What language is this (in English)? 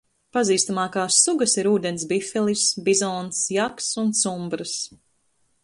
Latvian